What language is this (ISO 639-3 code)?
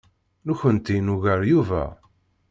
kab